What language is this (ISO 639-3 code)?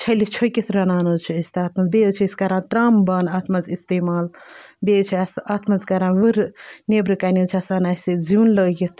kas